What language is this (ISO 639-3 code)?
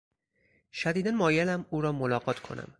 fas